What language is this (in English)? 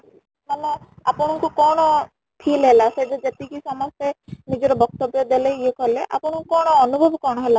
Odia